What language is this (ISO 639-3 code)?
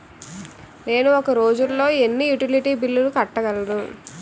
tel